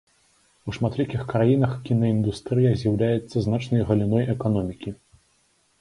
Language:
Belarusian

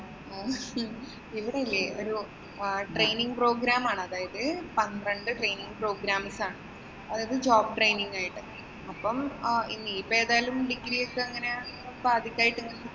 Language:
Malayalam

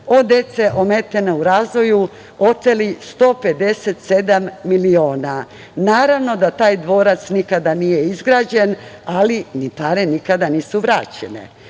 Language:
Serbian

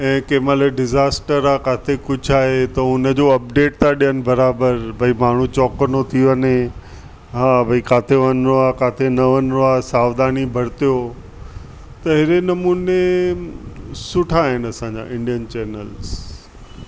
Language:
Sindhi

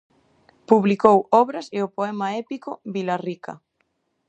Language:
Galician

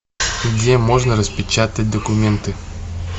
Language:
Russian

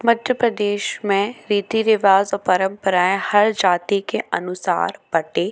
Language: Hindi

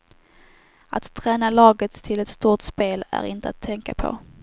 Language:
Swedish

